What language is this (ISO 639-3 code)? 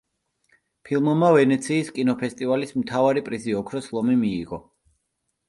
kat